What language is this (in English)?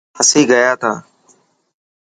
Dhatki